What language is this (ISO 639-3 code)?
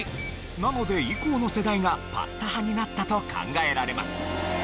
jpn